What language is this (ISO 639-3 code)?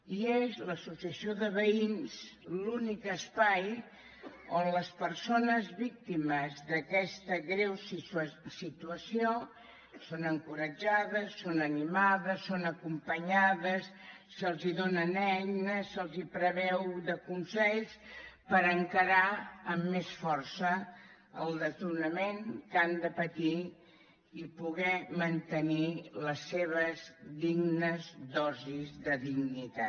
cat